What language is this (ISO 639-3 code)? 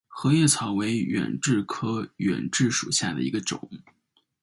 zho